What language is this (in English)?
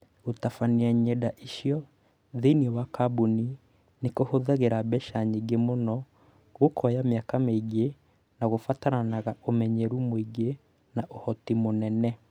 Kikuyu